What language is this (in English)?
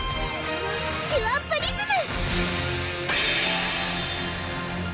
Japanese